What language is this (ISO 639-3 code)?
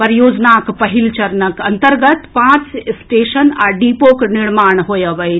mai